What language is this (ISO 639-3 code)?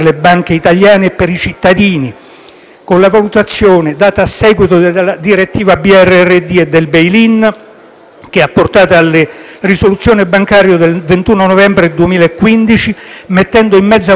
ita